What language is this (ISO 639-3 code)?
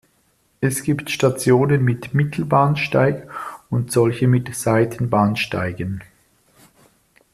deu